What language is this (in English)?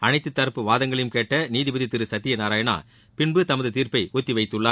Tamil